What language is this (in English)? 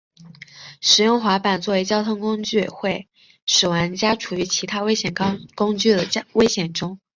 Chinese